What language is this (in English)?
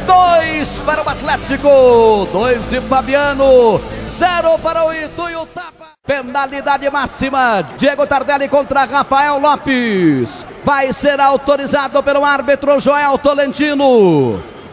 Portuguese